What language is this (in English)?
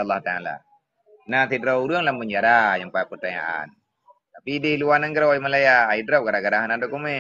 Malay